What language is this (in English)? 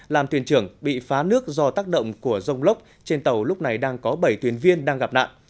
Vietnamese